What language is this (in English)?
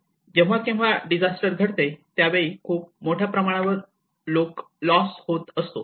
Marathi